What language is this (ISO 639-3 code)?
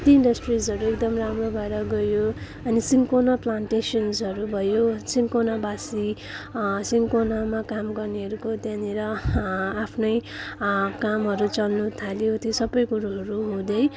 nep